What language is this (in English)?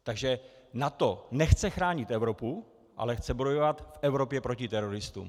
Czech